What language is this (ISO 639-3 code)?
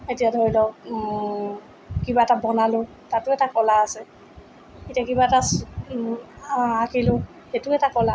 asm